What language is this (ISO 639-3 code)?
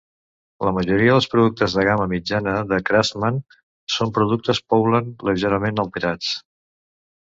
cat